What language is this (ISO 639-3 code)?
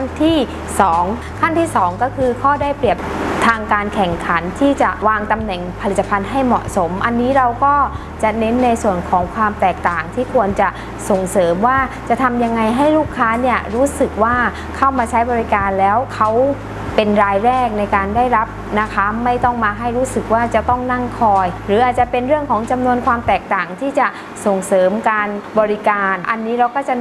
tha